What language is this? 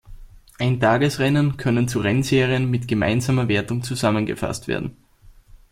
German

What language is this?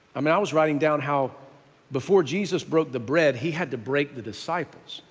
English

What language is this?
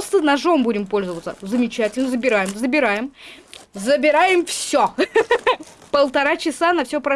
Russian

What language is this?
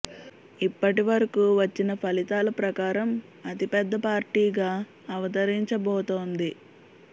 Telugu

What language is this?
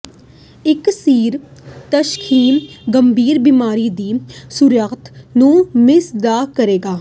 Punjabi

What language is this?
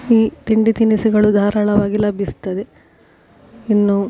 Kannada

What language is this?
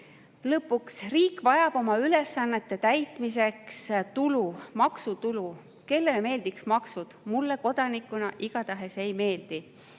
Estonian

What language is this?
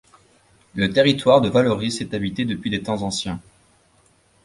French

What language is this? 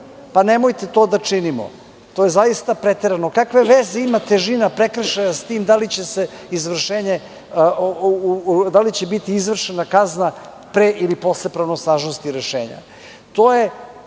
Serbian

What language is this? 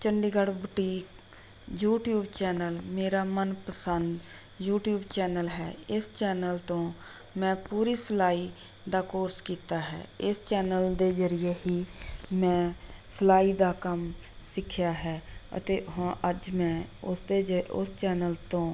Punjabi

